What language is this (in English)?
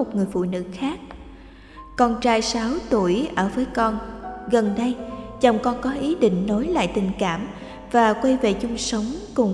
Vietnamese